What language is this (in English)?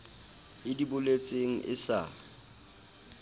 Southern Sotho